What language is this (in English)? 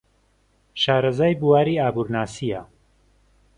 Central Kurdish